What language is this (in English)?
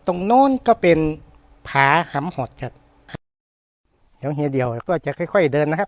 Thai